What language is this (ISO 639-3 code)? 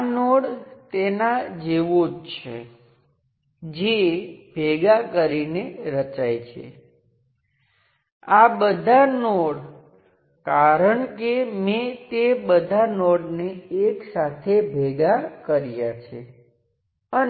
guj